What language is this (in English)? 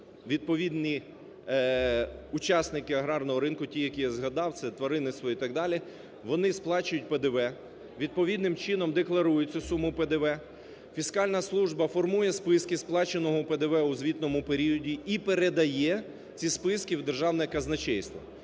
Ukrainian